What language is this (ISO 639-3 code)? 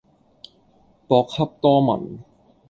yue